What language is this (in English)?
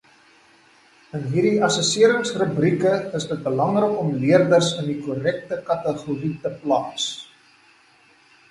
Afrikaans